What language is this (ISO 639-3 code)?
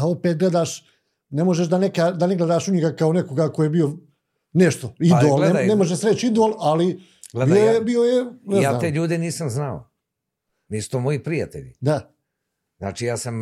hrv